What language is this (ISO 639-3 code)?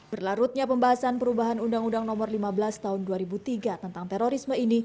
ind